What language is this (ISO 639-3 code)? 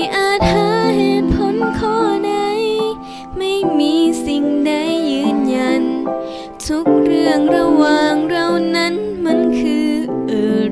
tha